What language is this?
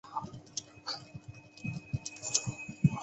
Chinese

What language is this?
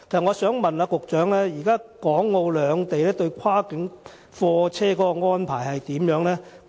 Cantonese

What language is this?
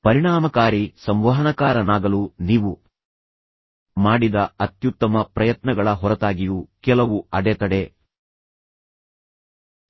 Kannada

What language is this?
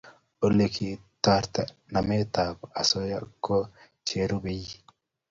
Kalenjin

